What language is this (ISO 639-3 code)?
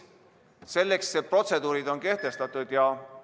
est